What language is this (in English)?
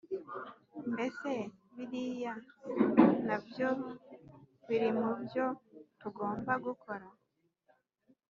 Kinyarwanda